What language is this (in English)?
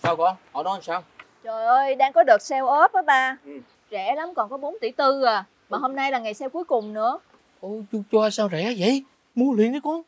Vietnamese